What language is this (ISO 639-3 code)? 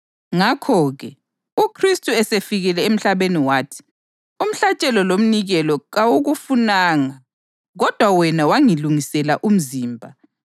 nde